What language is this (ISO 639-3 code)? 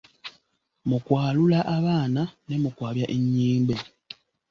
lug